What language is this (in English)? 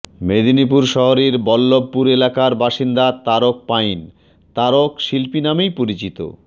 Bangla